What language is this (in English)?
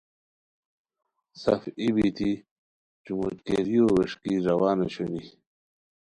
Khowar